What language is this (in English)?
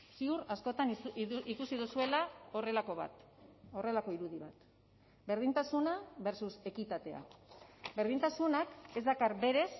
Basque